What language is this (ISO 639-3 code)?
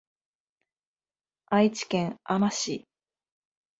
jpn